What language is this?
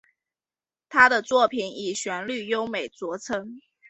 Chinese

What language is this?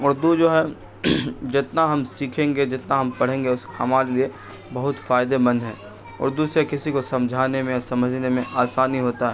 Urdu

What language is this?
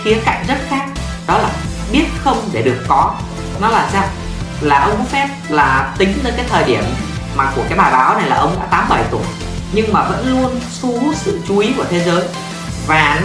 Vietnamese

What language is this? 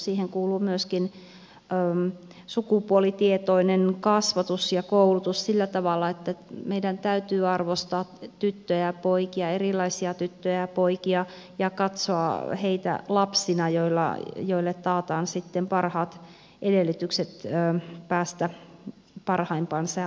Finnish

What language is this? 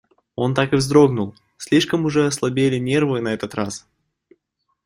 Russian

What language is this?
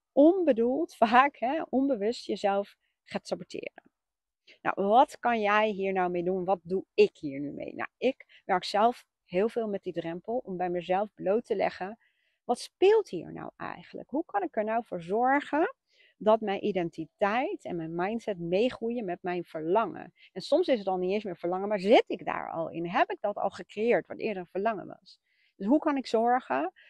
Dutch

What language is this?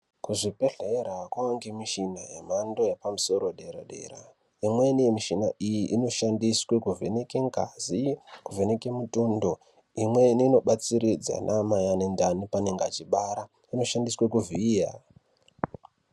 Ndau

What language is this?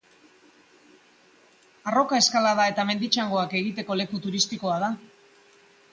Basque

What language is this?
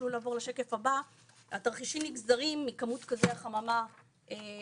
Hebrew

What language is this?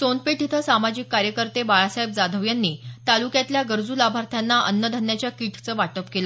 Marathi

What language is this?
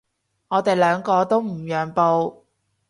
Cantonese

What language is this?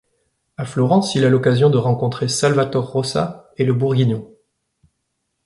French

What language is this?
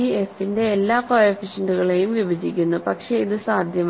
Malayalam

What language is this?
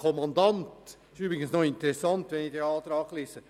Swiss German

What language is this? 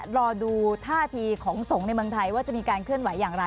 Thai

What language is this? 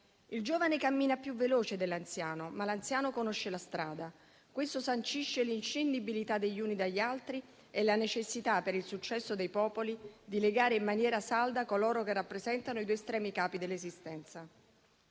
Italian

